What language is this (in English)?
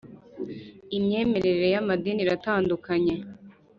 Kinyarwanda